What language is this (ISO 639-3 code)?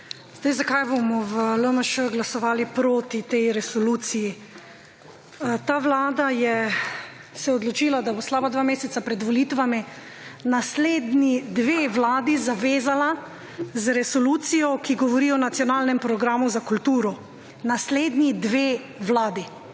slv